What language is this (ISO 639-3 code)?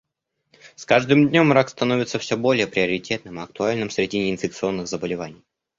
rus